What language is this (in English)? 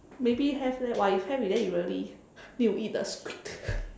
English